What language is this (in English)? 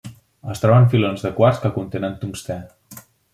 Catalan